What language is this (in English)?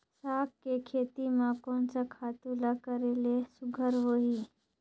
Chhattisgarhi